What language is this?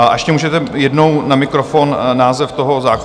Czech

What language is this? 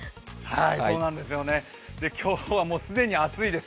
Japanese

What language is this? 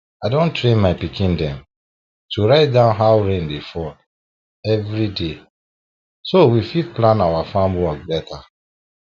Nigerian Pidgin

